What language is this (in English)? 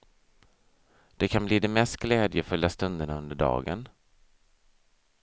Swedish